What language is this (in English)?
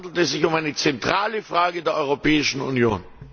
German